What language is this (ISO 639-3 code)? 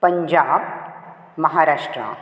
kok